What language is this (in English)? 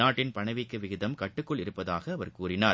Tamil